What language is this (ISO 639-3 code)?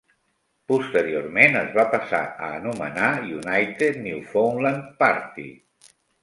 cat